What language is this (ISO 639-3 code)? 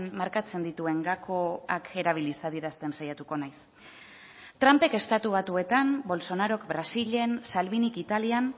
eus